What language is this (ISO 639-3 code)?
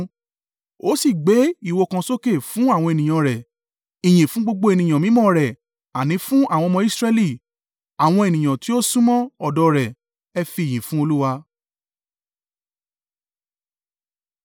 yor